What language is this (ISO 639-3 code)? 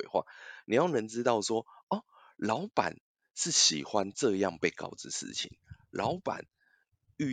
zho